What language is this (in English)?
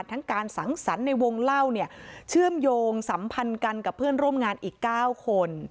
Thai